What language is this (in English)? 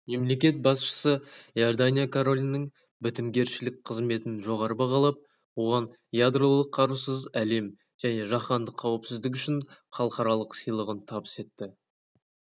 Kazakh